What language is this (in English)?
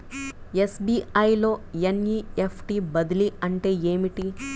Telugu